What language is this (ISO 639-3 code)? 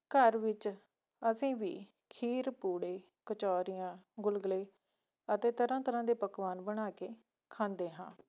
pan